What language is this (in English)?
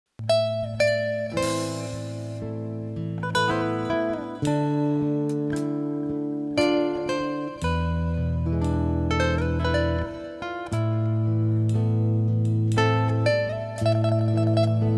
Vietnamese